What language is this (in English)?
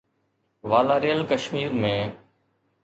Sindhi